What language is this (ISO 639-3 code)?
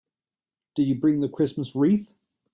eng